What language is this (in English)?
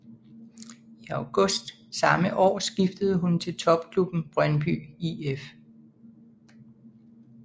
Danish